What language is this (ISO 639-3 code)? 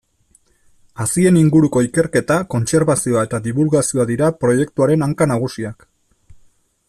eus